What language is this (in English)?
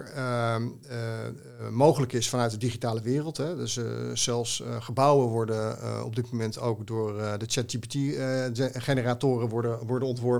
Dutch